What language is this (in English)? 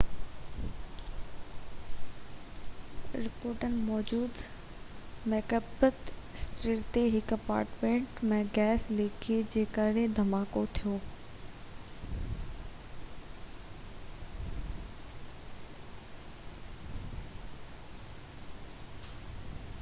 Sindhi